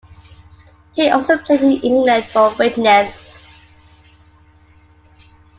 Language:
English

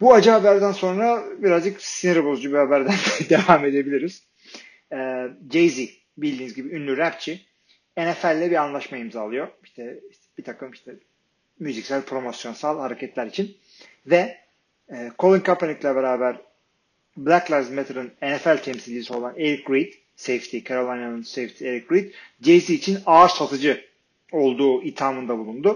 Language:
Turkish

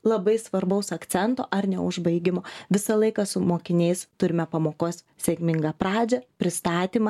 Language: Lithuanian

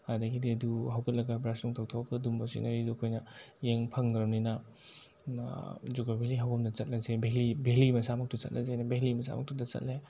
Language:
Manipuri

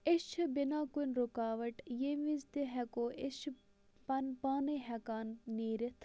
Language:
Kashmiri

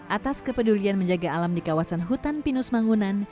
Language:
Indonesian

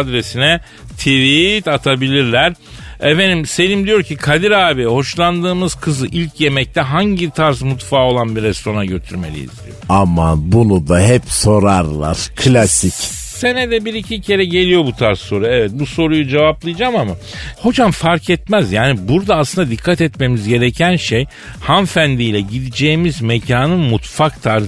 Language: Turkish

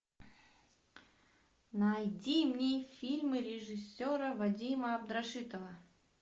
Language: Russian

